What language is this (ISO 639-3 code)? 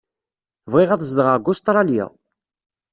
kab